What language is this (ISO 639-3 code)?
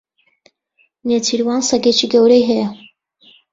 ckb